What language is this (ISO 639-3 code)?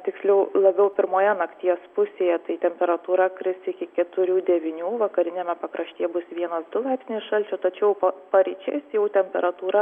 lit